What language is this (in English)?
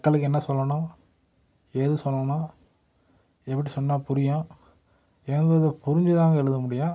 Tamil